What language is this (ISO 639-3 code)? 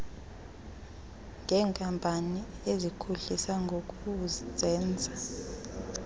xho